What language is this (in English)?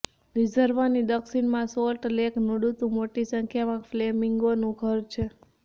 Gujarati